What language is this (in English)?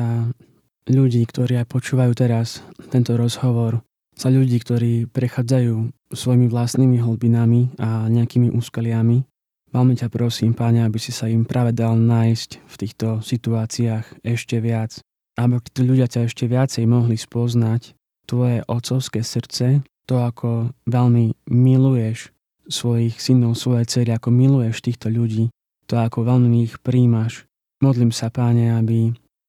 Slovak